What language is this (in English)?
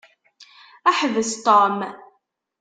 Kabyle